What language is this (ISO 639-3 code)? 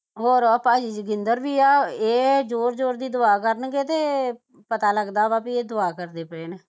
pan